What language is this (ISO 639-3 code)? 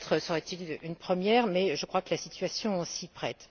fra